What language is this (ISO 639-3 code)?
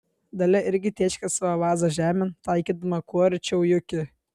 lit